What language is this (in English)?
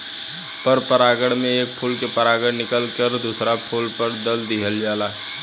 Bhojpuri